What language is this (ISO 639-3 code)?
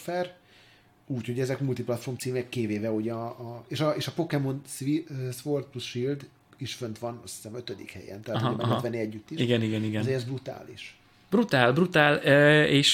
hun